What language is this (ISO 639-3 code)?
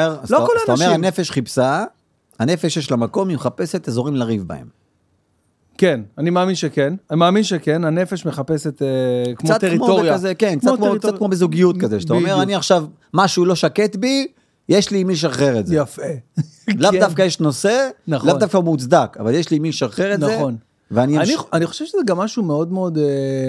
heb